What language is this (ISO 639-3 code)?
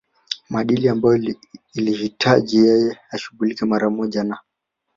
swa